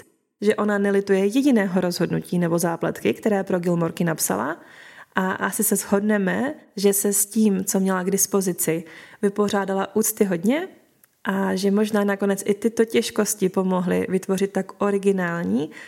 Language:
Czech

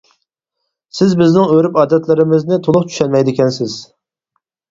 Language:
Uyghur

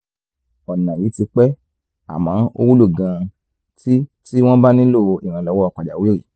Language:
Yoruba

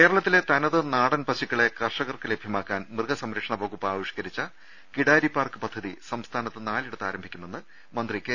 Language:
Malayalam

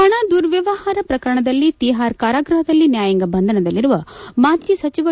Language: Kannada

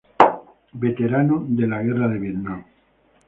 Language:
Spanish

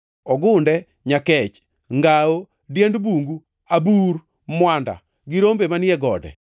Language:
Luo (Kenya and Tanzania)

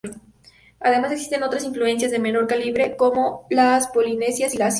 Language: Spanish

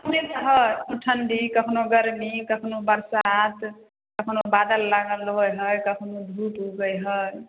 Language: Maithili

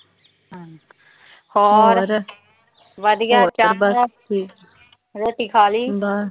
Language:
Punjabi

